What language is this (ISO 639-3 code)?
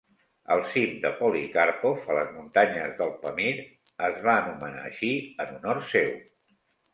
cat